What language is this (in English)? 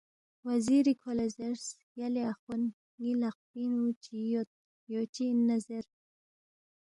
Balti